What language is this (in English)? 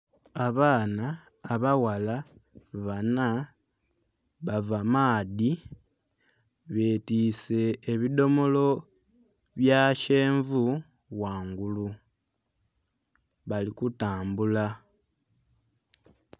Soga